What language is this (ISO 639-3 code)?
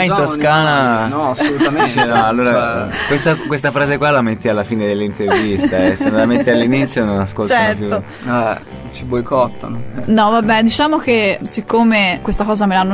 ita